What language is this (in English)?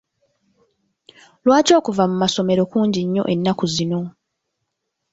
Ganda